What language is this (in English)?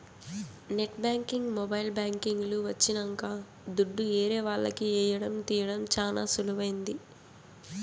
Telugu